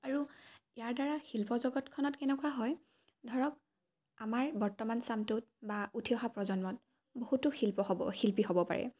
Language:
Assamese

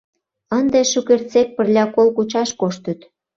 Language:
Mari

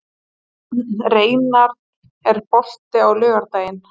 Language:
Icelandic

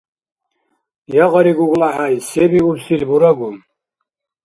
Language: Dargwa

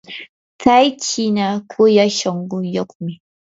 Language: Yanahuanca Pasco Quechua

